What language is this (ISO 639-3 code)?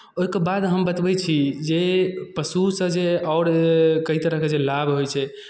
mai